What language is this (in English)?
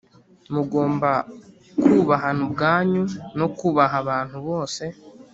Kinyarwanda